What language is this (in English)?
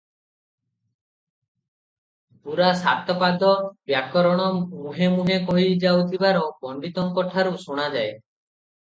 Odia